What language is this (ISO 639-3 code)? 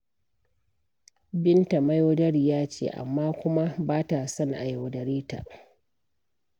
hau